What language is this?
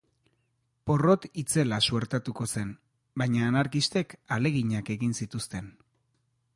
Basque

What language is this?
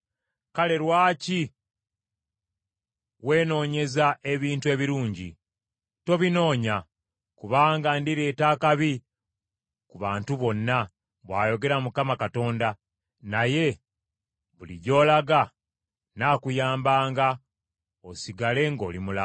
Ganda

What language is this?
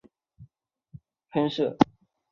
Chinese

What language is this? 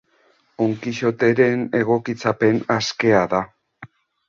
Basque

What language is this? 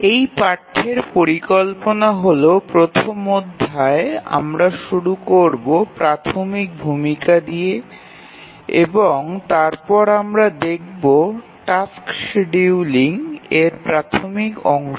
Bangla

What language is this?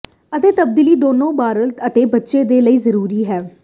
Punjabi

